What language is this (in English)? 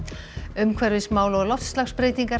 Icelandic